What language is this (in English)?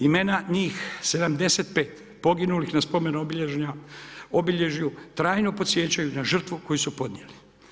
Croatian